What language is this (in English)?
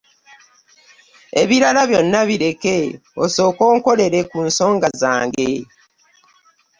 Ganda